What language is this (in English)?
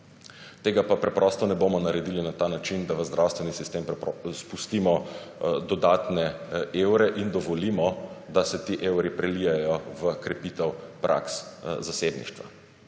Slovenian